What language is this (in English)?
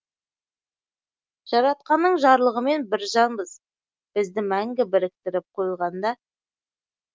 Kazakh